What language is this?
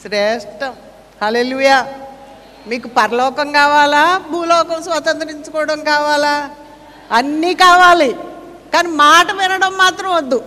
Telugu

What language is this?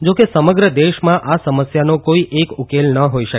Gujarati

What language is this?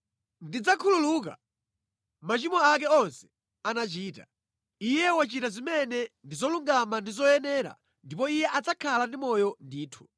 Nyanja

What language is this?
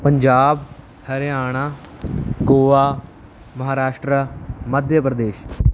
Punjabi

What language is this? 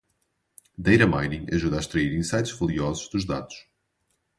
Portuguese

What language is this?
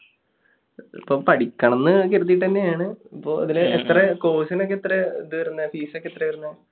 Malayalam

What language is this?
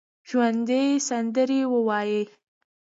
Pashto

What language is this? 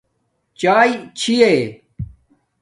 Domaaki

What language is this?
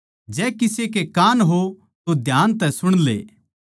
Haryanvi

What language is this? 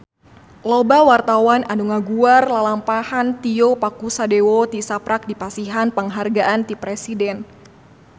Sundanese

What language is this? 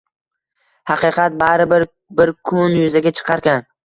Uzbek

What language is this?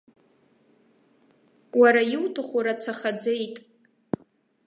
Abkhazian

